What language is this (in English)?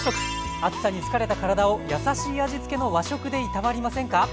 Japanese